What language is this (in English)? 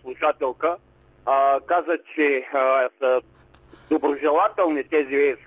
Bulgarian